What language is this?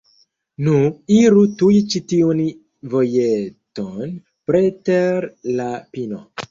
Esperanto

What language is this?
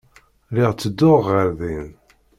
Kabyle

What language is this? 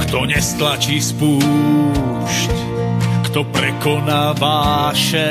Slovak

